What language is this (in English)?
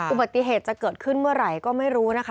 Thai